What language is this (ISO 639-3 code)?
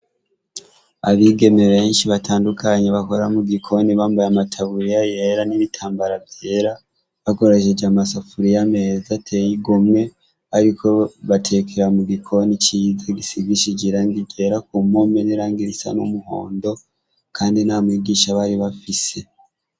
run